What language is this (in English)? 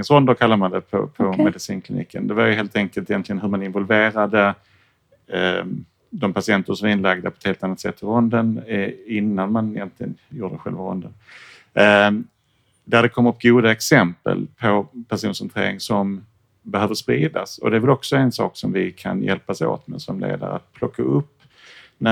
Swedish